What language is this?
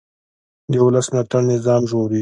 Pashto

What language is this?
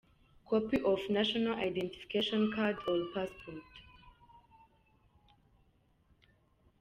Kinyarwanda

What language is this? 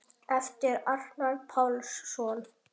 Icelandic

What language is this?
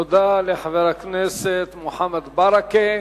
Hebrew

